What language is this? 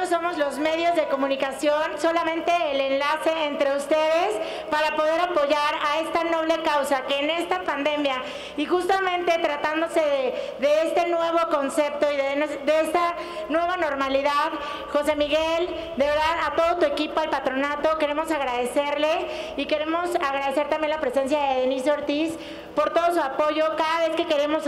Spanish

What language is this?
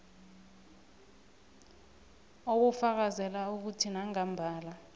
South Ndebele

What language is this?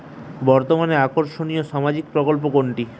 Bangla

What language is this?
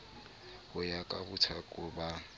Southern Sotho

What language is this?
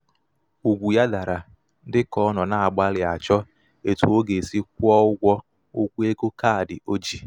Igbo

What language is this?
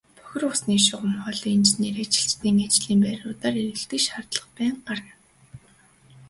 Mongolian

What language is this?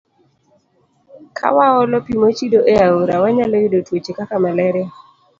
Luo (Kenya and Tanzania)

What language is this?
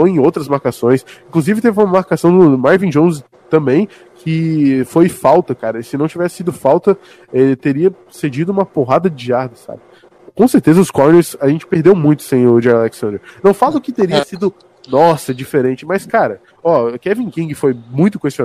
Portuguese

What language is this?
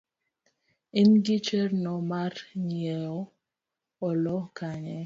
Luo (Kenya and Tanzania)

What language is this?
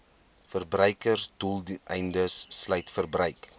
Afrikaans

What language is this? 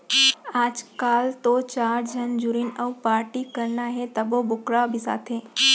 Chhattisgarhi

